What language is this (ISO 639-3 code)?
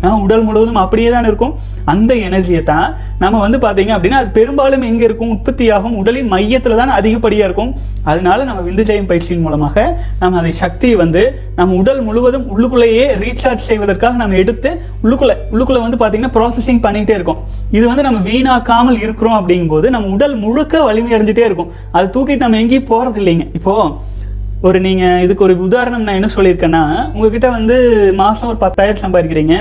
tam